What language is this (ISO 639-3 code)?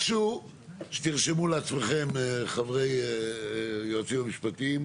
heb